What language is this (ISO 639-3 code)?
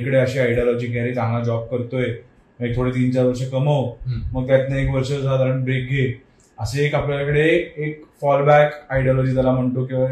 mar